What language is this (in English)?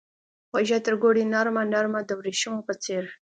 Pashto